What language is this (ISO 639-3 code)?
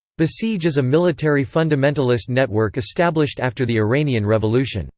eng